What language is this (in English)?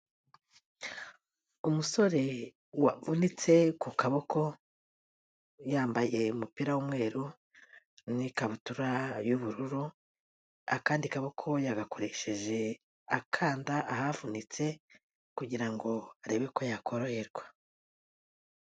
Kinyarwanda